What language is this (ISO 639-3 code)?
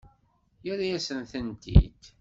kab